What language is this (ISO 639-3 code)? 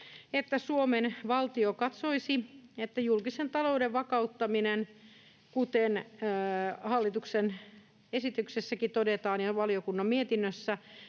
fin